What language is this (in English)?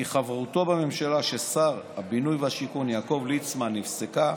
Hebrew